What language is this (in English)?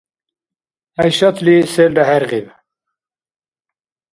Dargwa